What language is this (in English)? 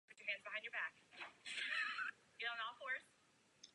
Czech